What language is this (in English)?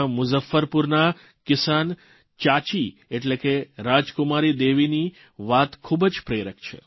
Gujarati